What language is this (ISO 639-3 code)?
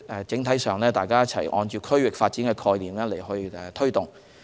yue